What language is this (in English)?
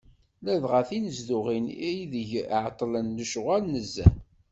Kabyle